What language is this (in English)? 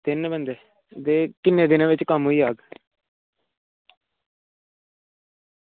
Dogri